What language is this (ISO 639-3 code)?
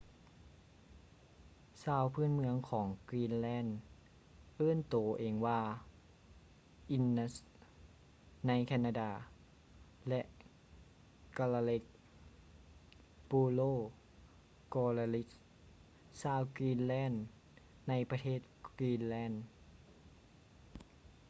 lao